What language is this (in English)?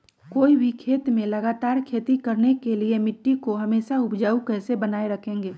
Magahi